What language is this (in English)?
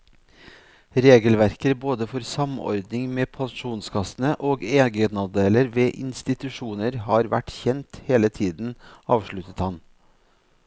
Norwegian